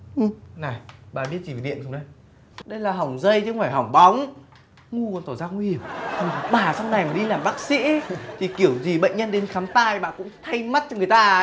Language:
Vietnamese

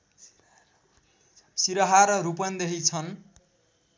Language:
Nepali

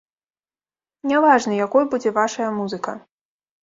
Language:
Belarusian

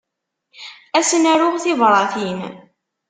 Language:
Kabyle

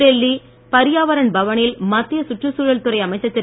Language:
Tamil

